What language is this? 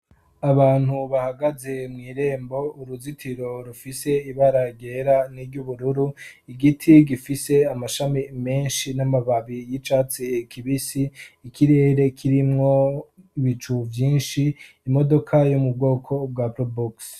Rundi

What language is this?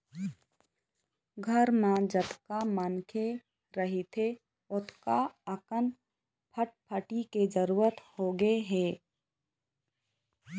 Chhattisgarhi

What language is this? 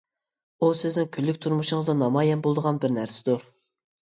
Uyghur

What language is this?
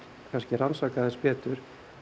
Icelandic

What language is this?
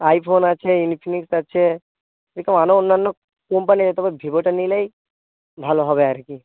Bangla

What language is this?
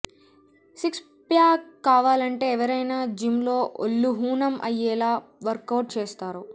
Telugu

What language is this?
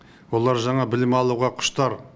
Kazakh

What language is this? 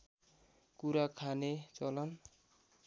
Nepali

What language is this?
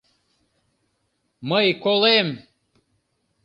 Mari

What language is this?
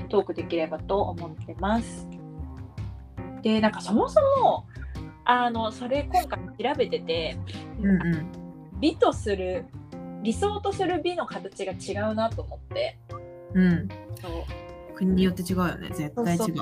Japanese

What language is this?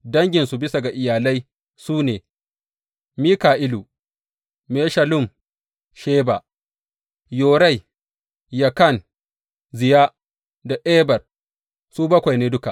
Hausa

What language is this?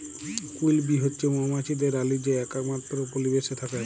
Bangla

